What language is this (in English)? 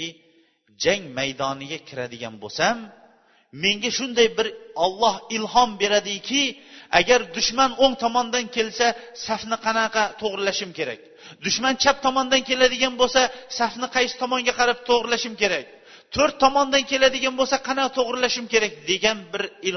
Bulgarian